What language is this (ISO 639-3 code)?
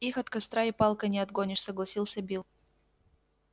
rus